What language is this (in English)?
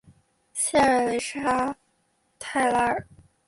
Chinese